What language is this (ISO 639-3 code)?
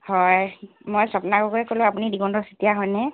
asm